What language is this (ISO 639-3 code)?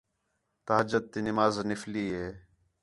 xhe